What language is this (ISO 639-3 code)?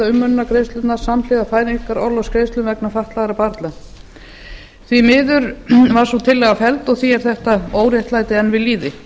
isl